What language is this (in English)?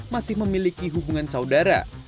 Indonesian